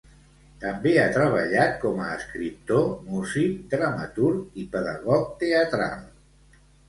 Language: Catalan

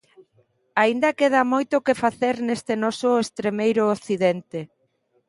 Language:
Galician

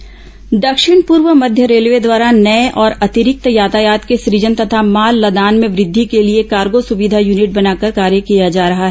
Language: Hindi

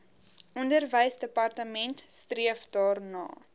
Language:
Afrikaans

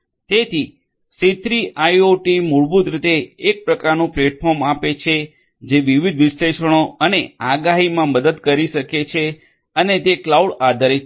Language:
Gujarati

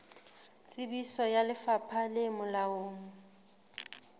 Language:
Southern Sotho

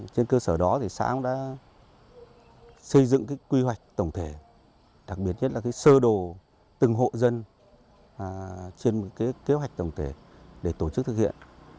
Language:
Vietnamese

